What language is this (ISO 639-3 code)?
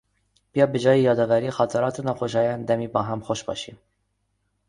fas